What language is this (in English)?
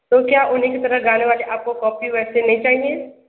Hindi